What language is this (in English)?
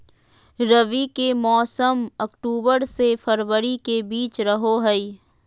Magahi